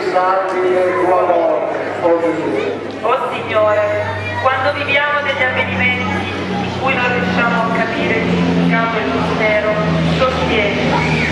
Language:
Italian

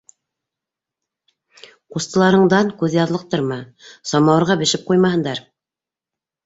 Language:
Bashkir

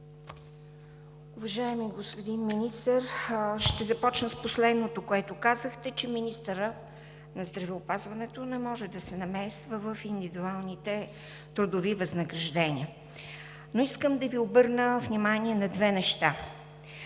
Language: Bulgarian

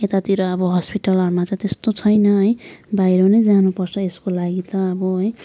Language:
Nepali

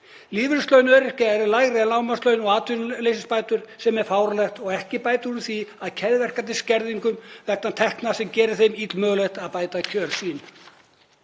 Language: Icelandic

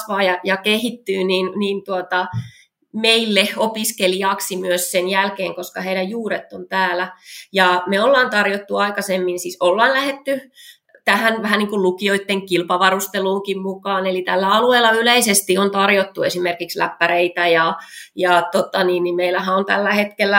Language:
Finnish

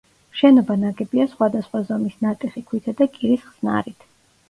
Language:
Georgian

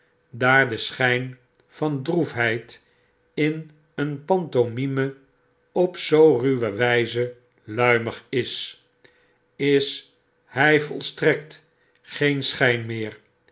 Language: Dutch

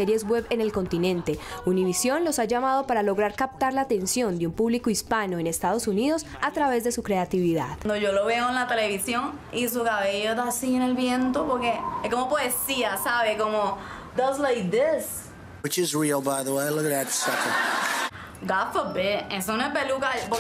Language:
Spanish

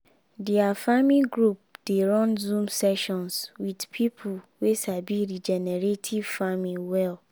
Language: Nigerian Pidgin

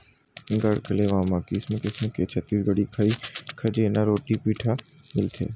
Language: Chhattisgarhi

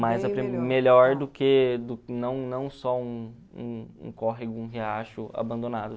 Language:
Portuguese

